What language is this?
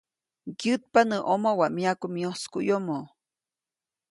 Copainalá Zoque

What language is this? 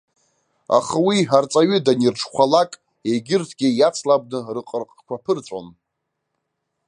Abkhazian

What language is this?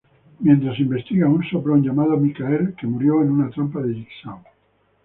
Spanish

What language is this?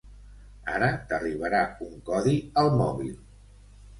Catalan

